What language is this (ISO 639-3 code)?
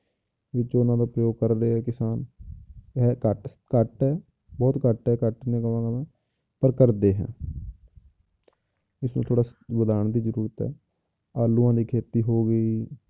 pan